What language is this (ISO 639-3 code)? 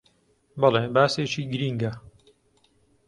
ckb